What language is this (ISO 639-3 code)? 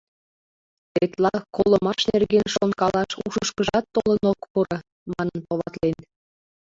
chm